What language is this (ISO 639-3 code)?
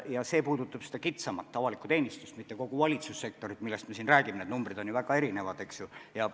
est